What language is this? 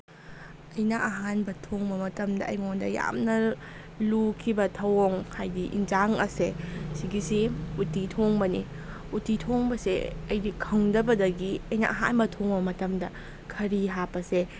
Manipuri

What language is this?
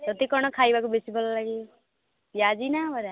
Odia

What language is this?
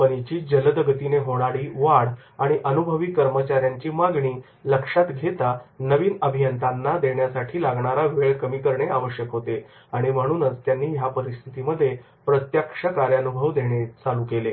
Marathi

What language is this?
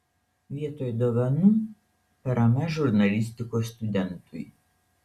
Lithuanian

